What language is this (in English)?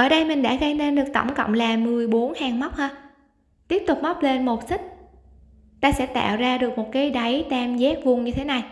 Vietnamese